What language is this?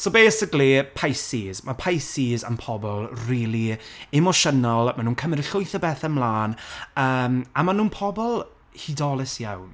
Welsh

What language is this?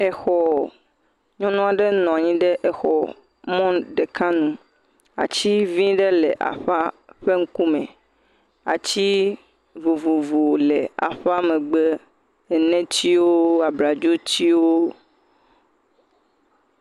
Ewe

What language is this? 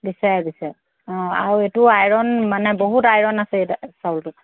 Assamese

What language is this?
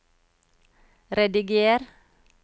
Norwegian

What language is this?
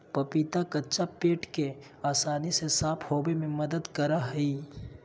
Magahi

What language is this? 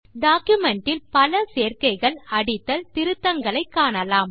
Tamil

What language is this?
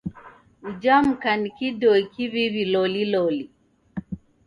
Taita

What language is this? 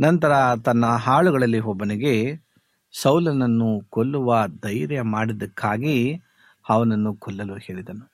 Kannada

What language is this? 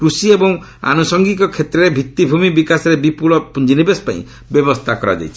Odia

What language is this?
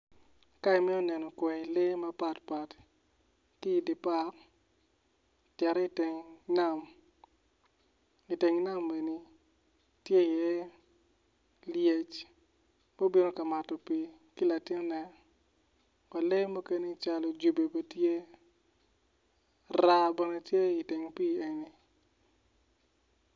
Acoli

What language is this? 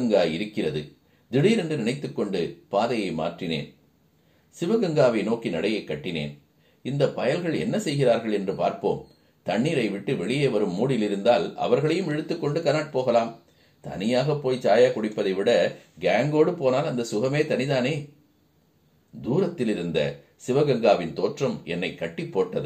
Tamil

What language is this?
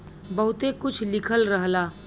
Bhojpuri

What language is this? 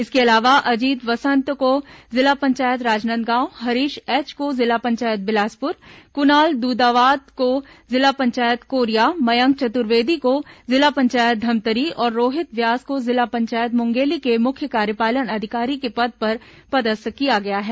Hindi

